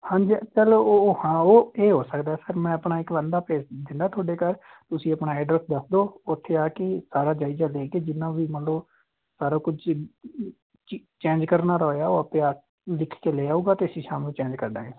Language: Punjabi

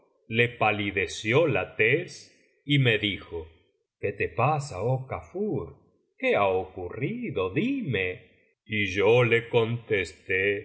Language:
Spanish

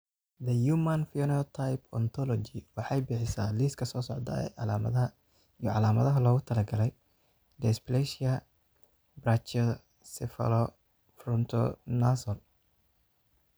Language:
Somali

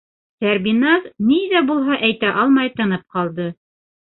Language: Bashkir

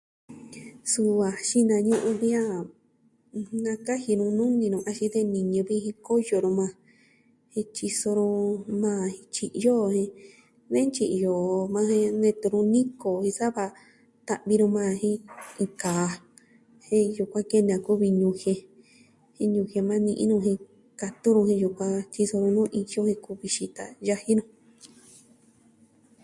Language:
Southwestern Tlaxiaco Mixtec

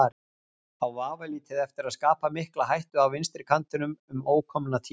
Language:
Icelandic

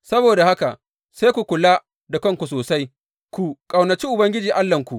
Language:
Hausa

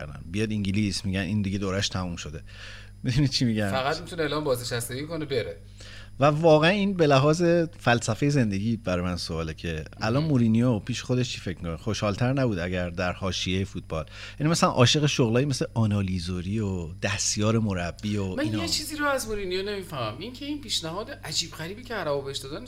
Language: Persian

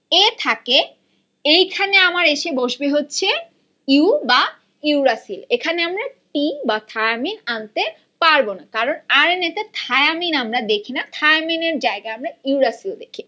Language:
Bangla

